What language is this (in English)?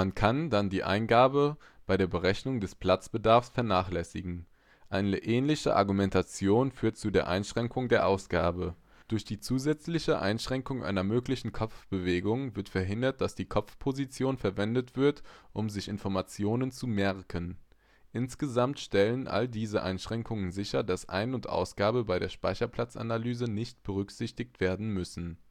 German